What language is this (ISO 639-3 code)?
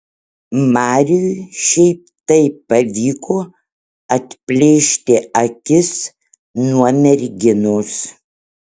lit